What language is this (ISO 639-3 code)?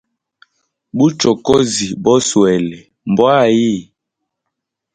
hem